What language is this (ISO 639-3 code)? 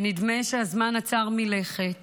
heb